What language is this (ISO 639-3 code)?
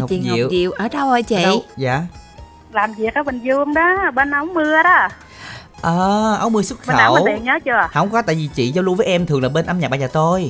vie